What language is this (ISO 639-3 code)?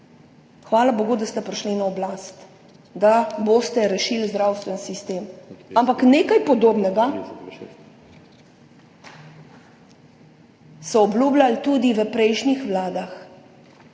slv